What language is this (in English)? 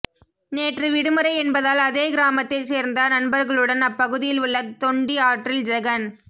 Tamil